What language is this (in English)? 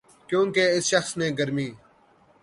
Urdu